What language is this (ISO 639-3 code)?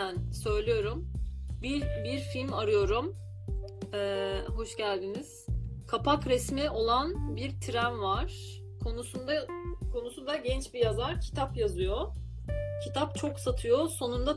tur